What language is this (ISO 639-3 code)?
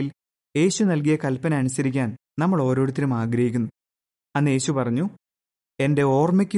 mal